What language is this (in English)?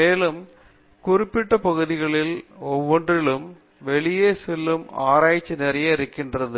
Tamil